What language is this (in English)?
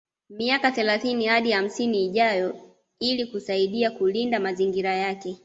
Swahili